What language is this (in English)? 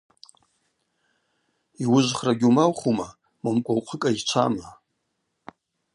Abaza